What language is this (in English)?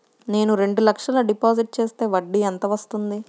Telugu